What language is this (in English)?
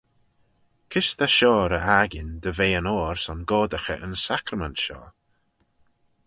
Manx